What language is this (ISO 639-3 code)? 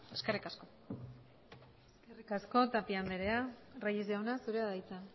eus